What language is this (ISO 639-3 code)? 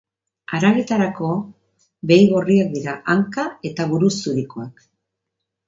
eus